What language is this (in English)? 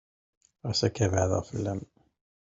Kabyle